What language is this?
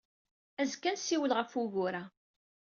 Kabyle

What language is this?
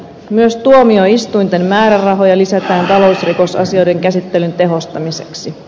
Finnish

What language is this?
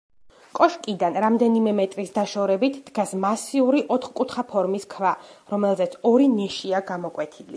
Georgian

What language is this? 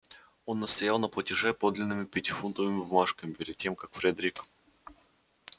Russian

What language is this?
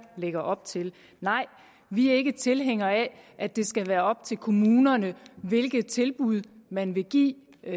Danish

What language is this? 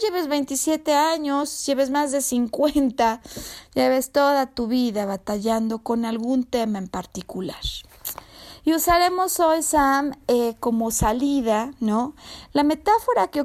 Spanish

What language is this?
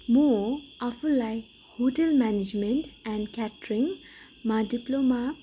Nepali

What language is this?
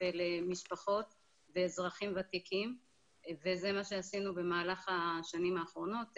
Hebrew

